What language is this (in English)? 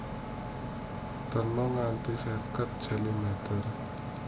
Javanese